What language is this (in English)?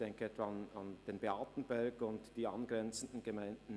Swiss German